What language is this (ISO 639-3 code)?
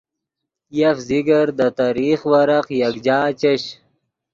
ydg